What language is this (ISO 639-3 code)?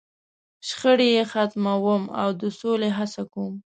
pus